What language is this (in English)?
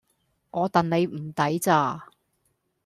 Cantonese